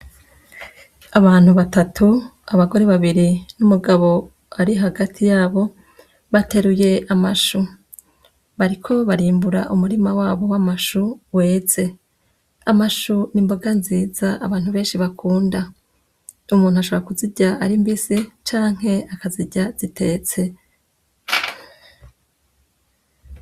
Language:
Rundi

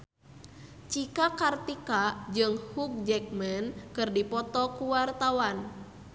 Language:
Sundanese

